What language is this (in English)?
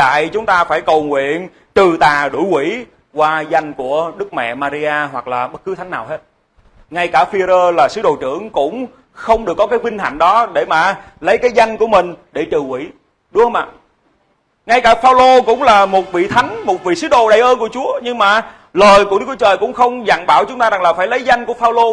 Vietnamese